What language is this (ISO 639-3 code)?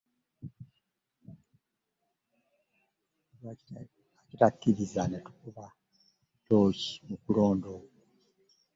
lug